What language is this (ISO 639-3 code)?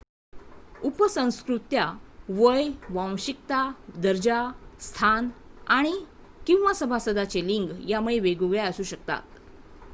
mar